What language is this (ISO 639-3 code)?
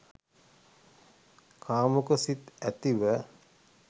sin